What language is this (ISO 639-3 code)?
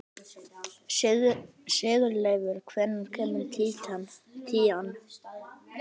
isl